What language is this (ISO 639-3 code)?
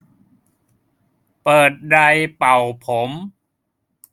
tha